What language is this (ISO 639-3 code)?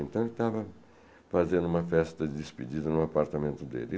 por